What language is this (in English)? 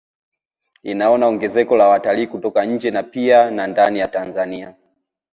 Swahili